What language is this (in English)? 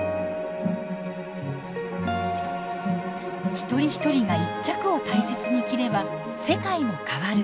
Japanese